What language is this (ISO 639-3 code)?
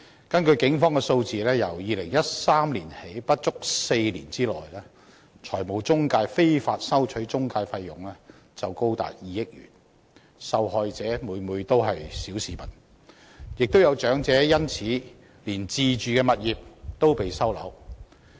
yue